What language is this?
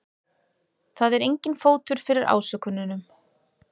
Icelandic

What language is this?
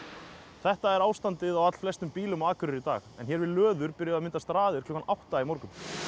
Icelandic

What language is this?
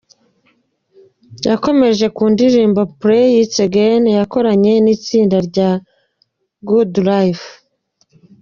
Kinyarwanda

